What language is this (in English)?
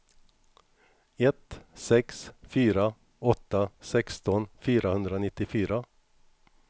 Swedish